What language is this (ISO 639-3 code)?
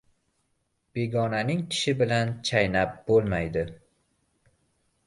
uzb